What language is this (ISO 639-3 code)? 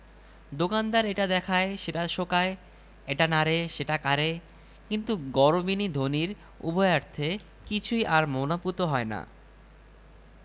ben